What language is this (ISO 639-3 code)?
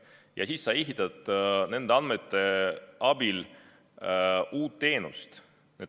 est